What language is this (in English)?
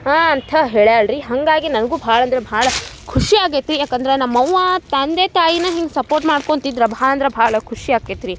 Kannada